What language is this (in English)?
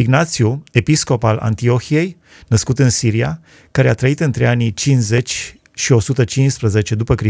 Romanian